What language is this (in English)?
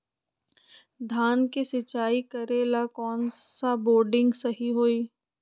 Magahi